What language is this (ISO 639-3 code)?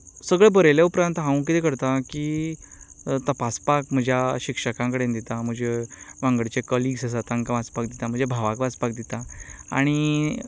kok